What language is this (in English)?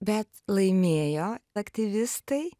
Lithuanian